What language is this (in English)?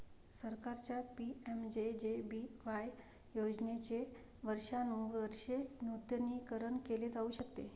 Marathi